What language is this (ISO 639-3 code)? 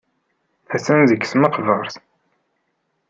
kab